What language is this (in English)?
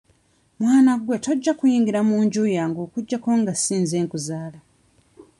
Ganda